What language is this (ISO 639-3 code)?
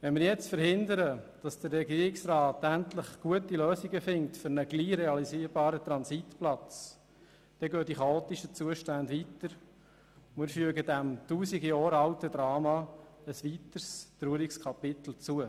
gsw